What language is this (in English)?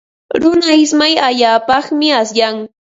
Ambo-Pasco Quechua